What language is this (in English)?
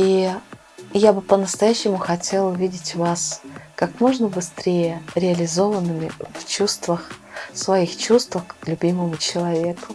Russian